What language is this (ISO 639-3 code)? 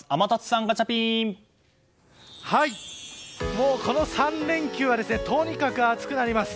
jpn